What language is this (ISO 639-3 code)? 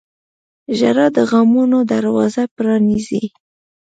pus